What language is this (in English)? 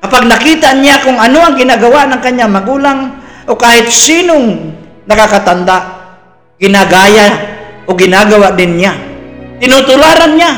Filipino